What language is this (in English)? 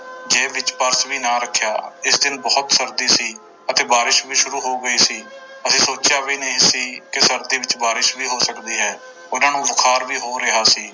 Punjabi